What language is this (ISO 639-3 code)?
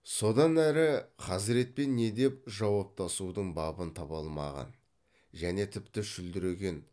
kaz